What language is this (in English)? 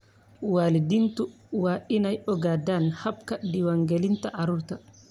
Somali